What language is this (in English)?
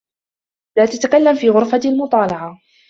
Arabic